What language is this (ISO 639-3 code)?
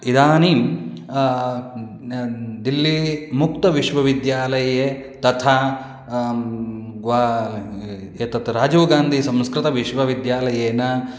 san